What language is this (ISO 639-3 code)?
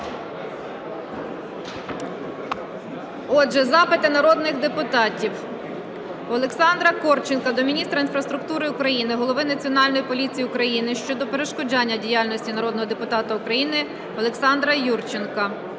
ukr